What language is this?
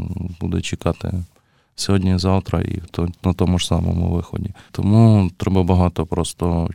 Ukrainian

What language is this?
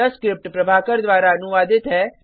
Hindi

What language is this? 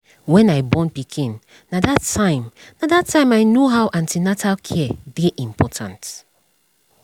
Nigerian Pidgin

